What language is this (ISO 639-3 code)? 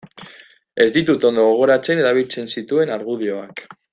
eus